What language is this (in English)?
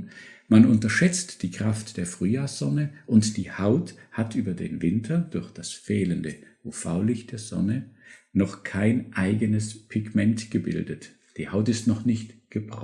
German